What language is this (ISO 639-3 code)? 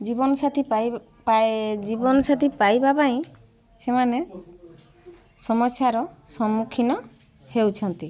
ori